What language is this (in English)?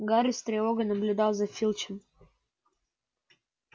Russian